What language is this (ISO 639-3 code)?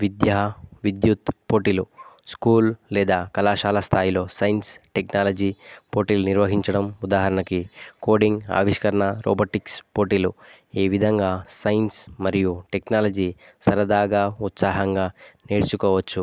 tel